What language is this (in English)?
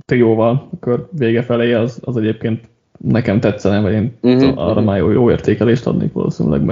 Hungarian